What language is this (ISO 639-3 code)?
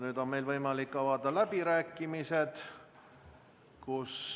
est